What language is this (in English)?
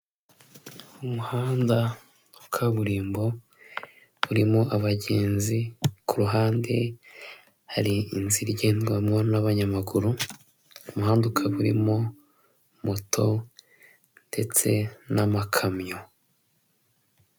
Kinyarwanda